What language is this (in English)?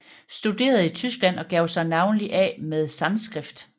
Danish